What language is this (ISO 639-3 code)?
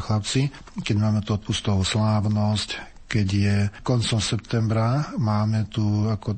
slk